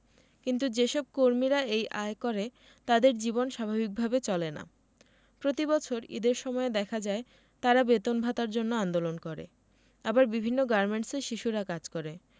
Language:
Bangla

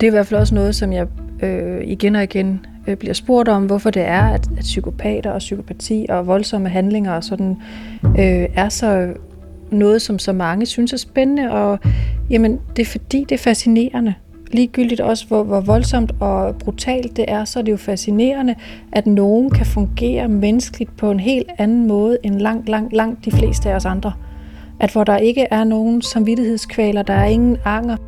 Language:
Danish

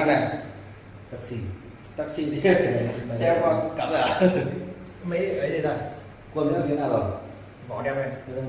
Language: Vietnamese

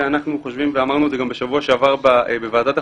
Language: Hebrew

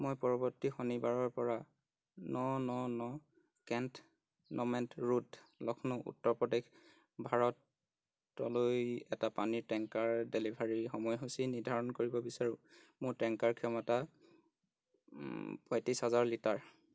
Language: Assamese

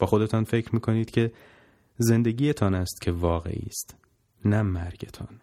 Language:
Persian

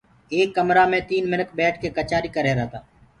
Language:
Gurgula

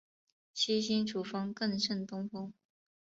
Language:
Chinese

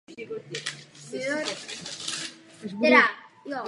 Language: Czech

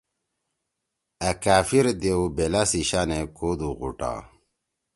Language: Torwali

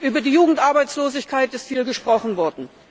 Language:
German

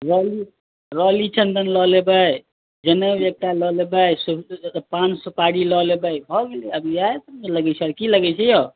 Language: Maithili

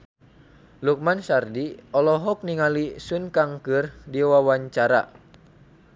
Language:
Sundanese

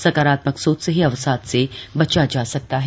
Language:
Hindi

